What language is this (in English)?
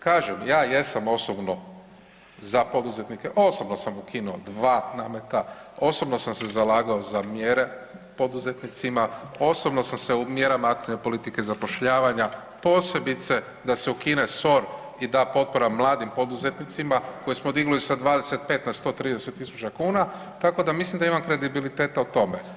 Croatian